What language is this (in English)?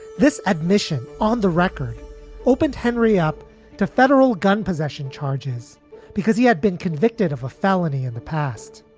English